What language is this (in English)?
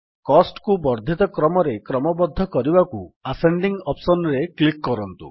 Odia